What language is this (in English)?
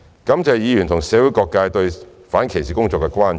Cantonese